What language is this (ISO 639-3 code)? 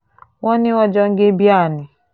yor